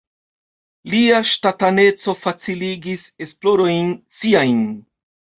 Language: Esperanto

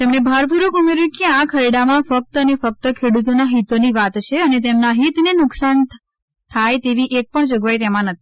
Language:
Gujarati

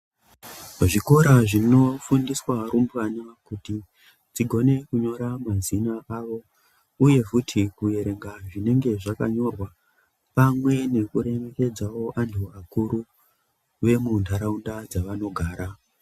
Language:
Ndau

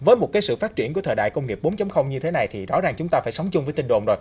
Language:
Vietnamese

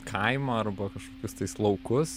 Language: Lithuanian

